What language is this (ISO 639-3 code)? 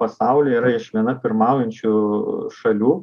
lit